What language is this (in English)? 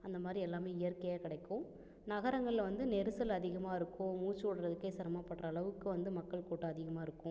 Tamil